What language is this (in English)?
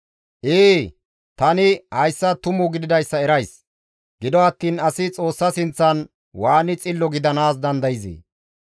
Gamo